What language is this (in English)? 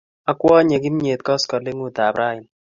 Kalenjin